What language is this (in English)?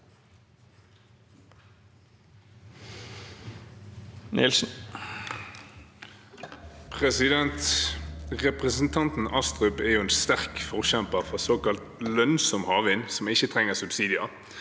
Norwegian